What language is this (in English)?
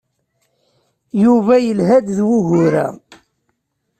Kabyle